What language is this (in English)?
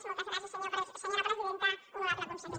Catalan